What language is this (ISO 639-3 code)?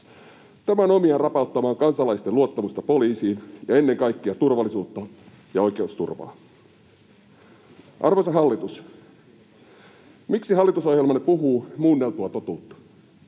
fin